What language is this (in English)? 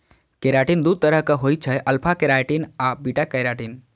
Maithili